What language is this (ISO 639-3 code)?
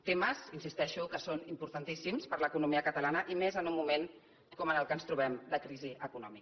cat